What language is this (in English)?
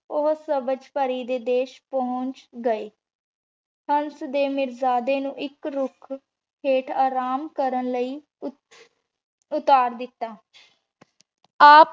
Punjabi